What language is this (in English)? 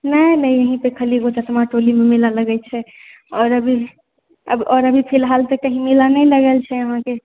Maithili